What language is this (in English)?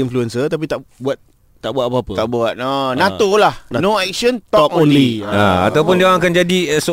Malay